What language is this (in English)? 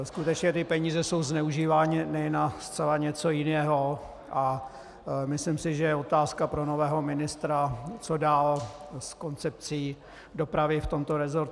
Czech